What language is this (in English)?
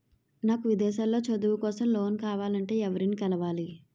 Telugu